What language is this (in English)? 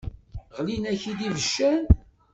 Kabyle